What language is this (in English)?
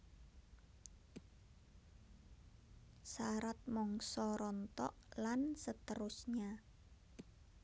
Javanese